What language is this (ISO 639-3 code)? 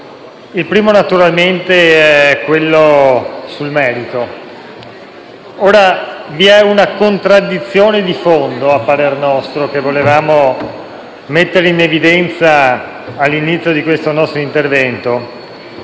ita